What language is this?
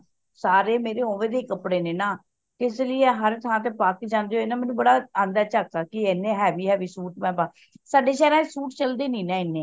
Punjabi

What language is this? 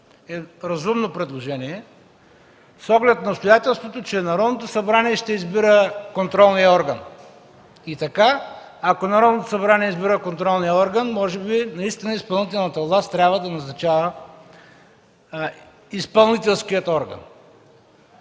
Bulgarian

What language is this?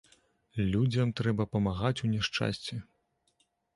Belarusian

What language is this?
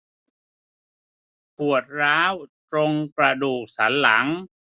Thai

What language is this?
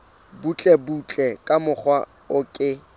Southern Sotho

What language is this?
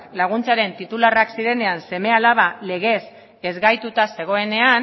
Basque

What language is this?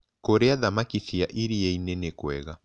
Kikuyu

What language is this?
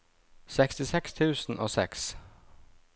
Norwegian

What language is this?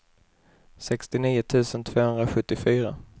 Swedish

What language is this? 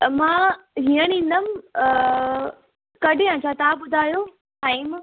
Sindhi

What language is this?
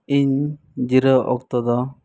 Santali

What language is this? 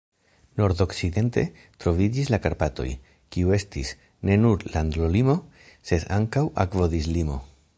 Esperanto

